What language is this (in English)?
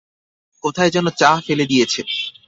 Bangla